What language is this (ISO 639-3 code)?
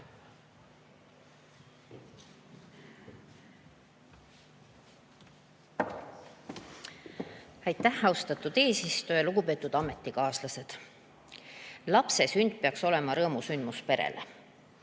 est